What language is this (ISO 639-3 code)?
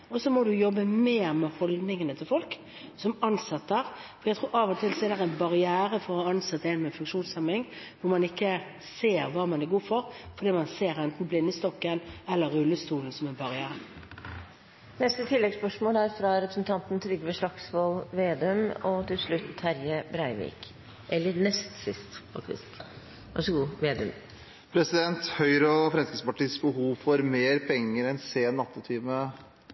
nor